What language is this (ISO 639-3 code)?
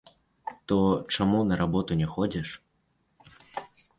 bel